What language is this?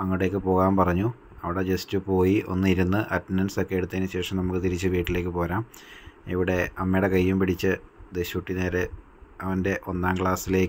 Thai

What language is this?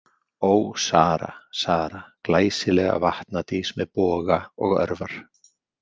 Icelandic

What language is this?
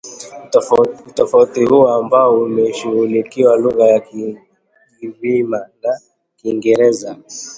Swahili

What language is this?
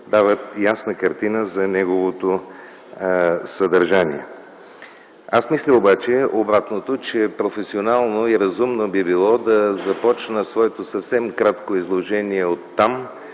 Bulgarian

